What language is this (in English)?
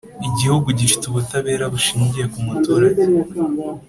Kinyarwanda